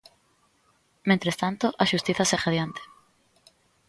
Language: Galician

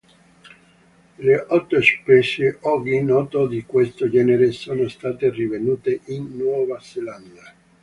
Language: Italian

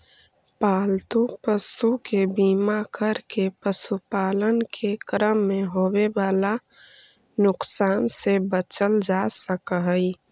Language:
Magahi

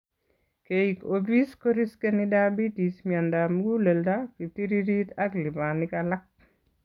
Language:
Kalenjin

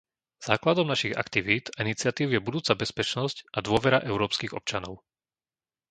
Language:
Slovak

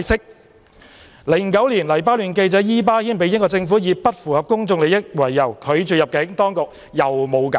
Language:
Cantonese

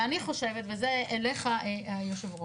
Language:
Hebrew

